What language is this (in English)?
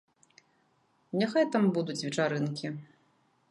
Belarusian